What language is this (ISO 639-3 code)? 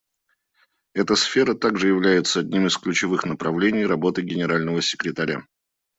rus